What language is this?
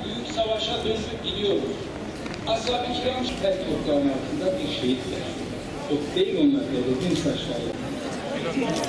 Turkish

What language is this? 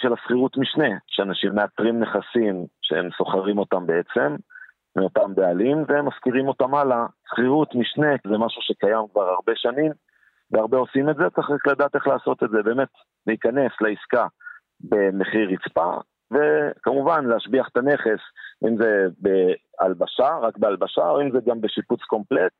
Hebrew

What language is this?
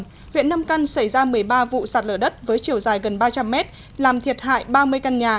Vietnamese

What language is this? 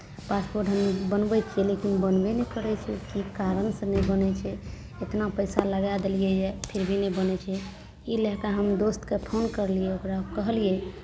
Maithili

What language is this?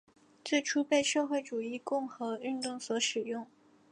Chinese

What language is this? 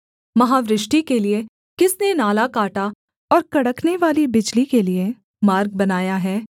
Hindi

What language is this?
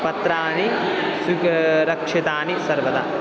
Sanskrit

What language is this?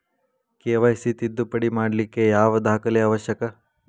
Kannada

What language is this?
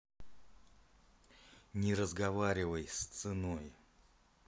Russian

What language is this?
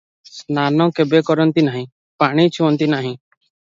Odia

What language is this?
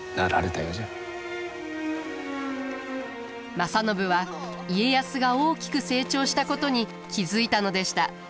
Japanese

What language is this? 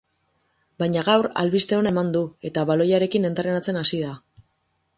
Basque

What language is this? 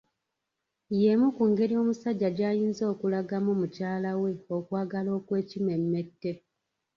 Ganda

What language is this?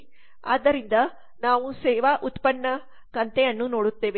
Kannada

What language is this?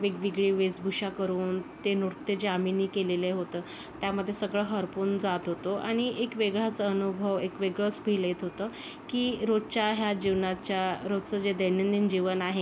Marathi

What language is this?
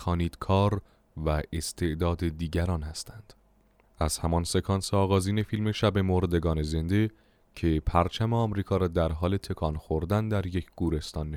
Persian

